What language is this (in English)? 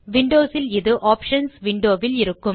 Tamil